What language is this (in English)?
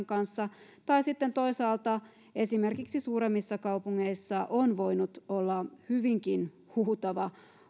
Finnish